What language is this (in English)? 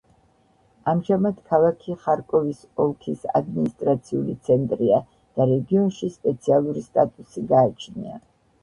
Georgian